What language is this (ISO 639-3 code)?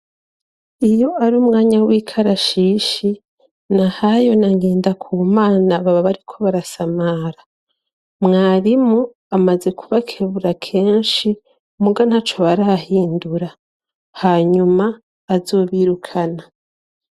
run